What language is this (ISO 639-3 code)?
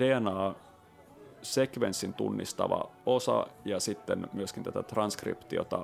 fin